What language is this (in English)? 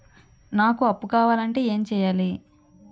Telugu